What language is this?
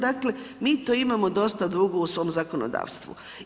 Croatian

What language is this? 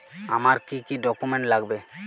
Bangla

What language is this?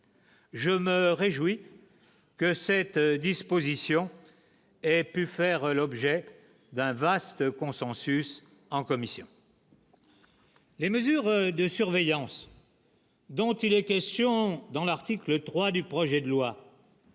French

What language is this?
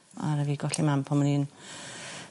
Welsh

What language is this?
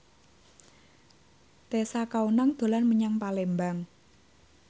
Javanese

